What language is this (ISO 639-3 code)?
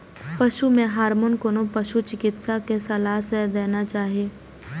mai